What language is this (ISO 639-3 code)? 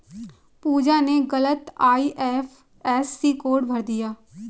hin